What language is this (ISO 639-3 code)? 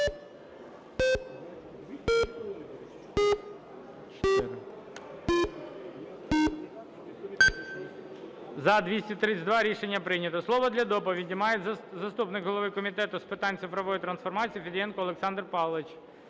ukr